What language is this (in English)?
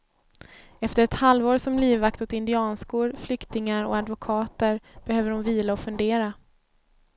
Swedish